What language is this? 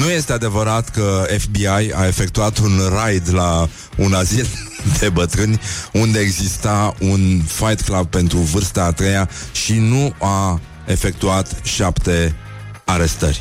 Romanian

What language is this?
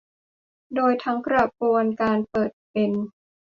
Thai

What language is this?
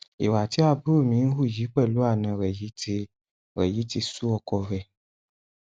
Yoruba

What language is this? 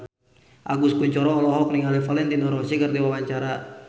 Sundanese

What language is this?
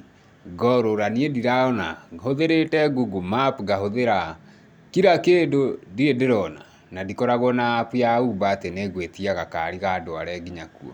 Kikuyu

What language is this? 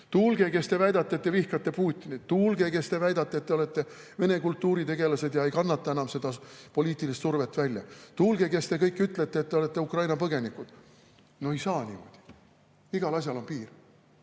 Estonian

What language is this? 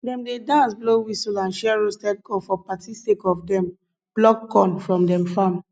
Nigerian Pidgin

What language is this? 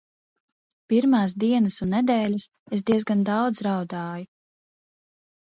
Latvian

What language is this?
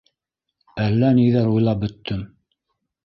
Bashkir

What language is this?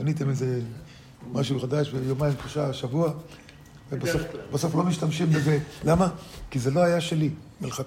Hebrew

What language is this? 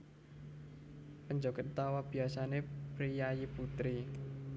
Javanese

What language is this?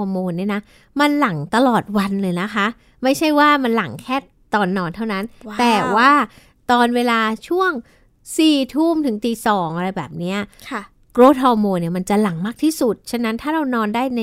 Thai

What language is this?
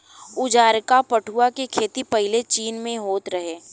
Bhojpuri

